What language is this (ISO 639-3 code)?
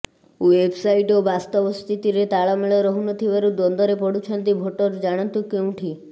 ori